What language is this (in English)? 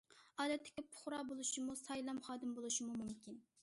Uyghur